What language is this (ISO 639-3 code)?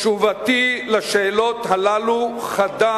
heb